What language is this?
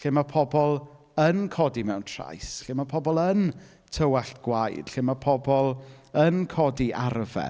Welsh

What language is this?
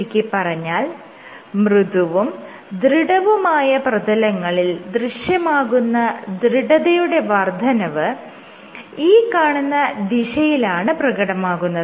Malayalam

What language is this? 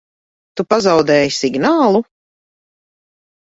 Latvian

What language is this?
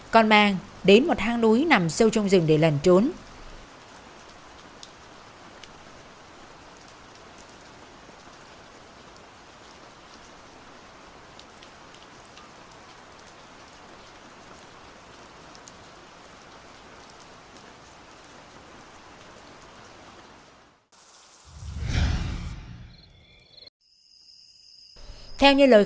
Vietnamese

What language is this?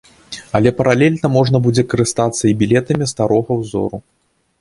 Belarusian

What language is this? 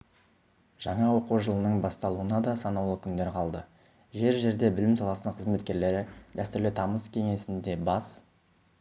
Kazakh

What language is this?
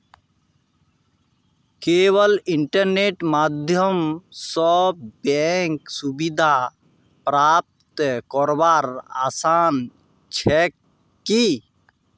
Magahi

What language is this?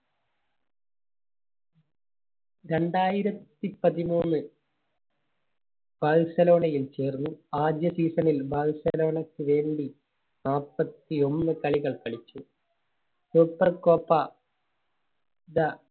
Malayalam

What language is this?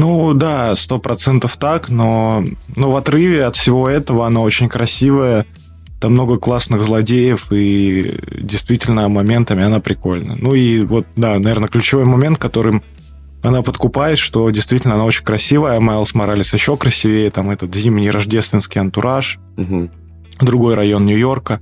Russian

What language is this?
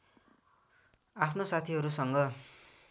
Nepali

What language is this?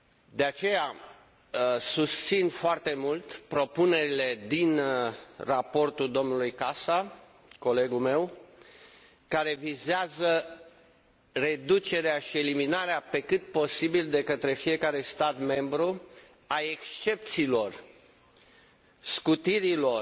Romanian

